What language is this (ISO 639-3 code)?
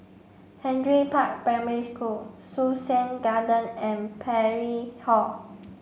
eng